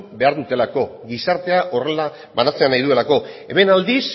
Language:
Basque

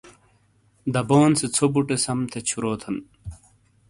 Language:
Shina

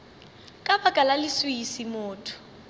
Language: Northern Sotho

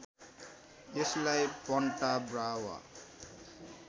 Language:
Nepali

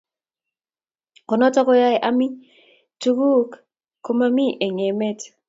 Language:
Kalenjin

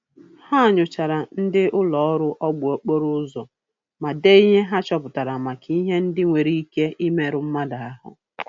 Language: Igbo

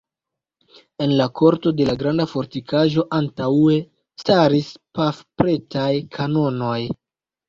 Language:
Esperanto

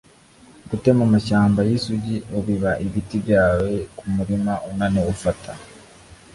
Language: Kinyarwanda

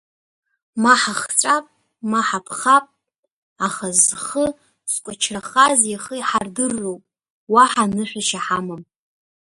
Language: Abkhazian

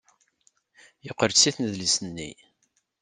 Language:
Kabyle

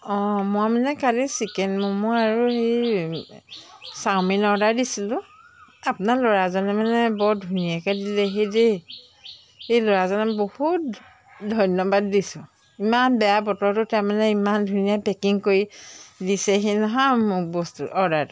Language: Assamese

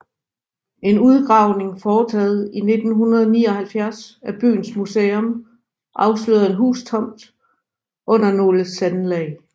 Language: Danish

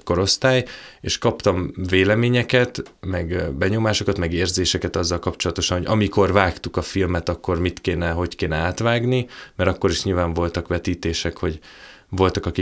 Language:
Hungarian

